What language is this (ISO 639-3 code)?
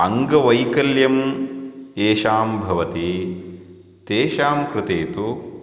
san